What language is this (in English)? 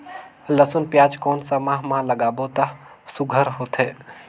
Chhattisgarhi